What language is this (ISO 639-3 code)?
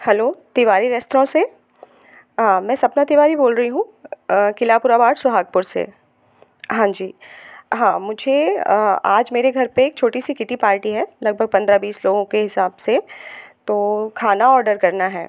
hin